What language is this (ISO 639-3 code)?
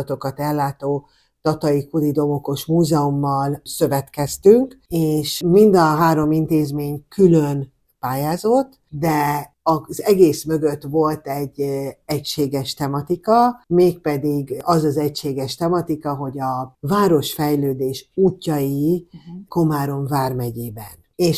hun